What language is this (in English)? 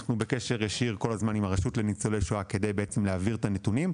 Hebrew